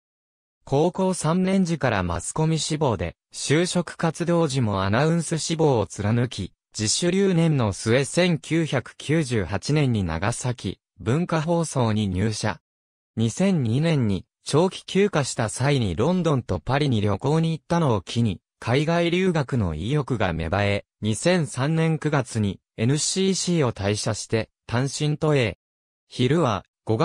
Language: Japanese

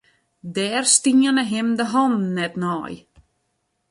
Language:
Western Frisian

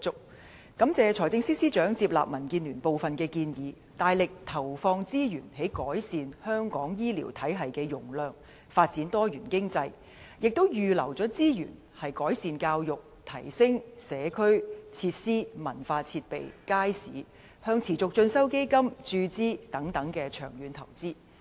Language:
Cantonese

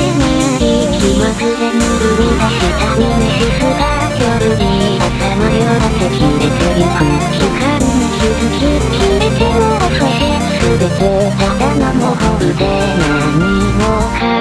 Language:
Japanese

